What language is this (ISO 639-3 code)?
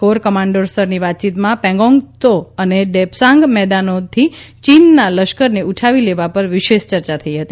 guj